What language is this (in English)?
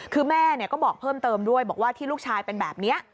Thai